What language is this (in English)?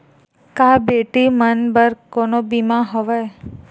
Chhattisgarhi